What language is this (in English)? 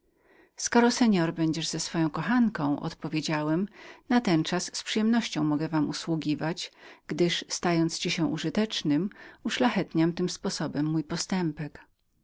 Polish